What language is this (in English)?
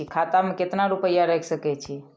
Maithili